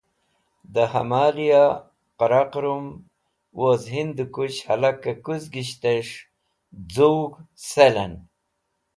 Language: Wakhi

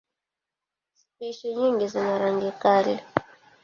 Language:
Swahili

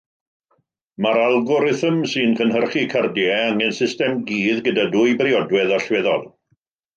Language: Welsh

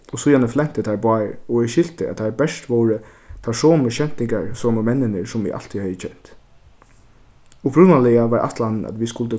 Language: Faroese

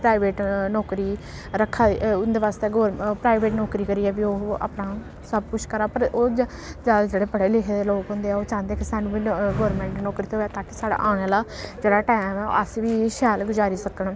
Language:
Dogri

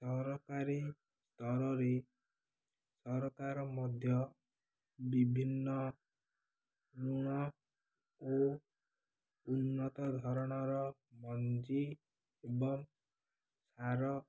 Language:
Odia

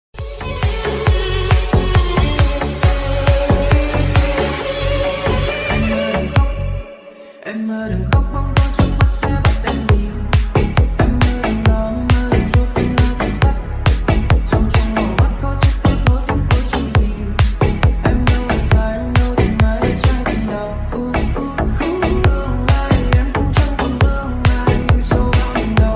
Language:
Vietnamese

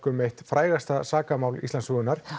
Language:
Icelandic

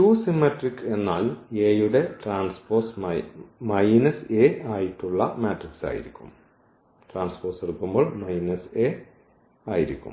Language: Malayalam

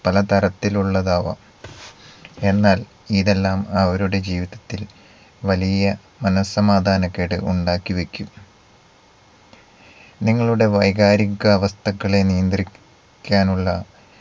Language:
Malayalam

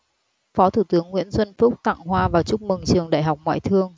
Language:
Vietnamese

